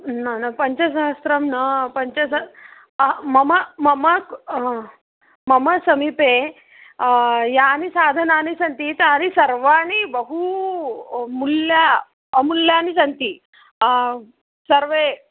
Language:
Sanskrit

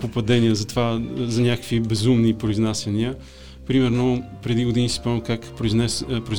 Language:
Bulgarian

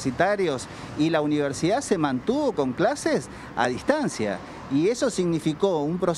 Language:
Spanish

